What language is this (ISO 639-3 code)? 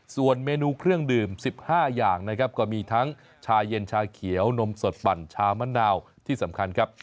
tha